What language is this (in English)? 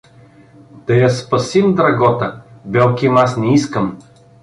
Bulgarian